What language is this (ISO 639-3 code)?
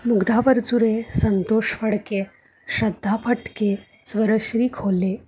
mar